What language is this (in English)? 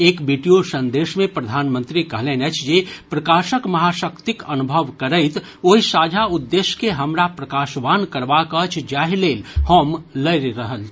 Maithili